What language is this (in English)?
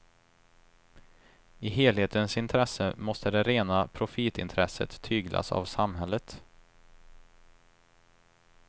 Swedish